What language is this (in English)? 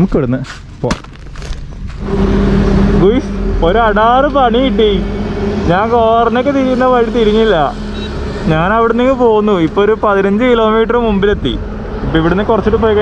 English